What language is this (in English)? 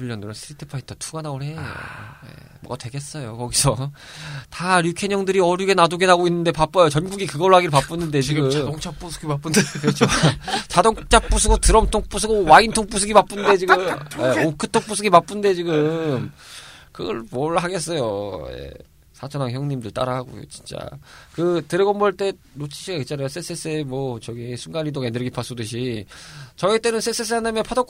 Korean